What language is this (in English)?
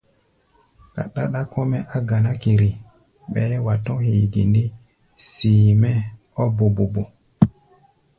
Gbaya